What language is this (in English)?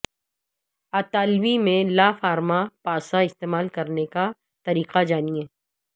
Urdu